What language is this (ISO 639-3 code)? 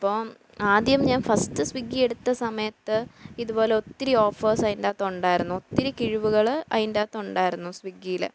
mal